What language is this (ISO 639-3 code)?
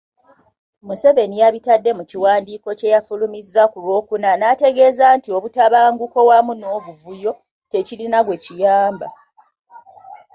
lug